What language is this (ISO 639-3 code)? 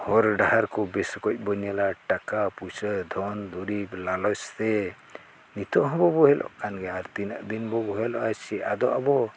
sat